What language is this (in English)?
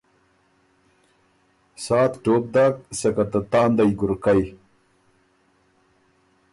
Ormuri